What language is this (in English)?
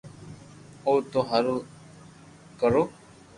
Loarki